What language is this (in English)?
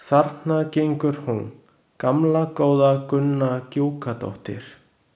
Icelandic